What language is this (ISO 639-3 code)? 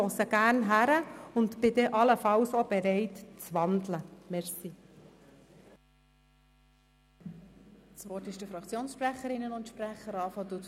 gsw